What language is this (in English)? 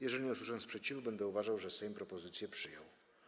Polish